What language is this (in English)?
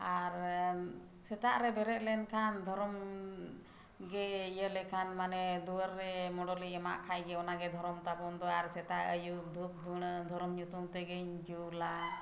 Santali